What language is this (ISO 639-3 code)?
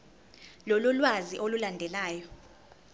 zul